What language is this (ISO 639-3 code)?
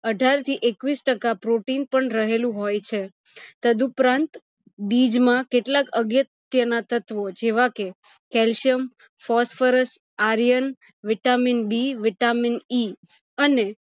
guj